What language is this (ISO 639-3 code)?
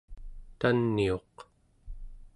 esu